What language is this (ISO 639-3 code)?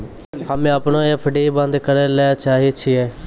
mai